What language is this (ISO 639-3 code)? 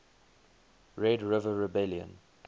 eng